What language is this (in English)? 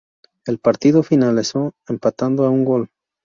Spanish